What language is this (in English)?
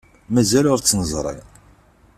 Kabyle